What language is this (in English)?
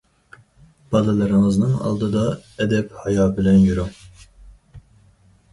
Uyghur